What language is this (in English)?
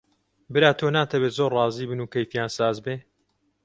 Central Kurdish